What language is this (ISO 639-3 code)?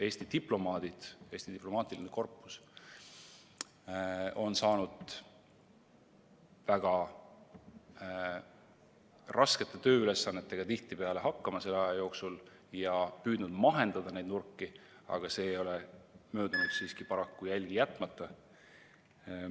est